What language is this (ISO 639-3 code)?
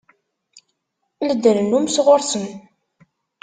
kab